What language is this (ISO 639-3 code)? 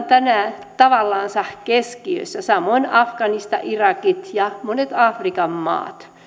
fin